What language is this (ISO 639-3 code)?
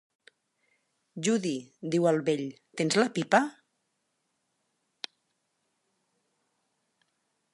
cat